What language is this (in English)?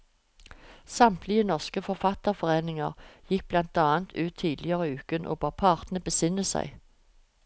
Norwegian